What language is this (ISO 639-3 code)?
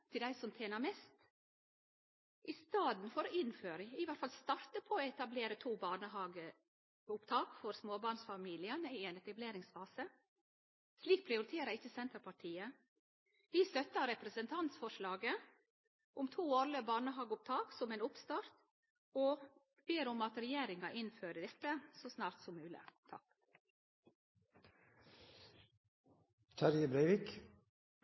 nno